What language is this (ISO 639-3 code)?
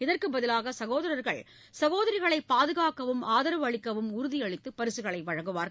tam